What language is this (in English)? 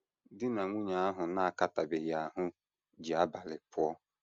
Igbo